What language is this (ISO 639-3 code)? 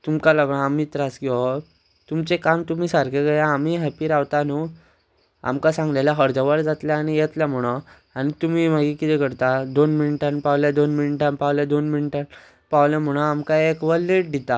kok